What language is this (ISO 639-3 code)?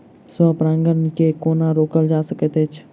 mai